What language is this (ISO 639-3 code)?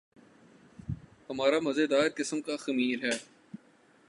urd